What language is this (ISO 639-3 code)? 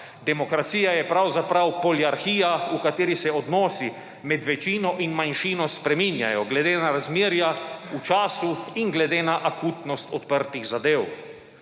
slv